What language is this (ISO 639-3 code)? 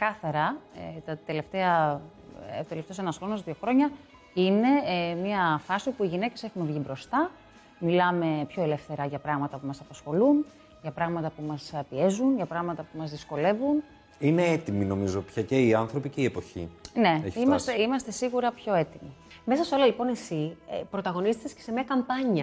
ell